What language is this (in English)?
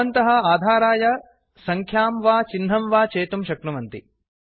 Sanskrit